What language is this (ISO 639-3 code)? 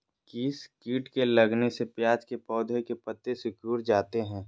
mag